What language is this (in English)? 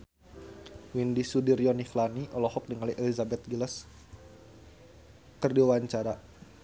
Sundanese